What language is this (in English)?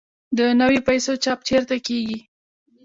Pashto